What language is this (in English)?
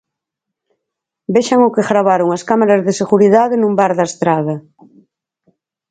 Galician